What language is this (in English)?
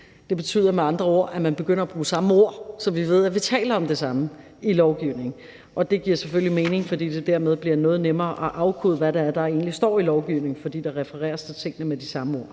Danish